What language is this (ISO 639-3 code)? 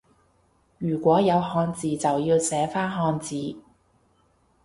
yue